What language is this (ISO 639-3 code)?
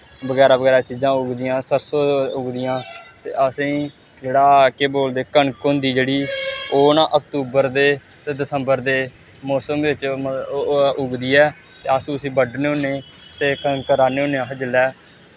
doi